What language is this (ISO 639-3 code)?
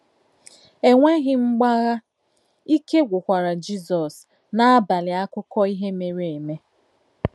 ibo